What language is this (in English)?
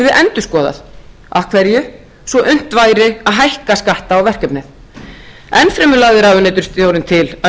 Icelandic